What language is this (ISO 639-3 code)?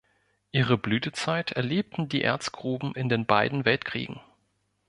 deu